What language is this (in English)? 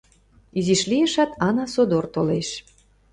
Mari